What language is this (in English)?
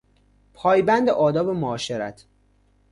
Persian